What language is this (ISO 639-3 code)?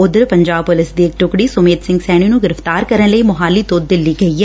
pan